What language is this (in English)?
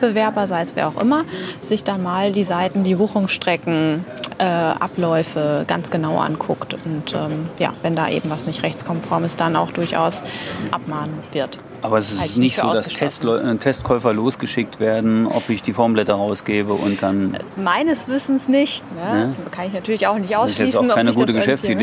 German